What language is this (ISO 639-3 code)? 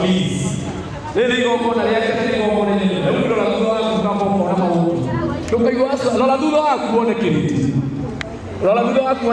ind